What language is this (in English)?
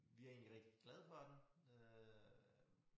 Danish